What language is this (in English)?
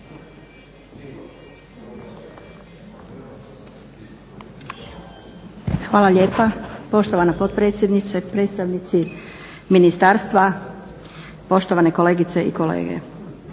Croatian